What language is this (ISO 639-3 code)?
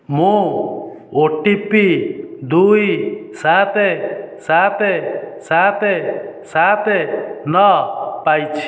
ori